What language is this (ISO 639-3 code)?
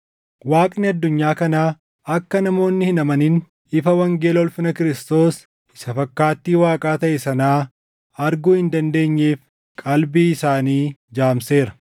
orm